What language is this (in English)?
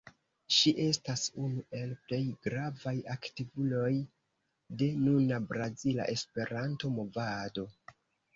Esperanto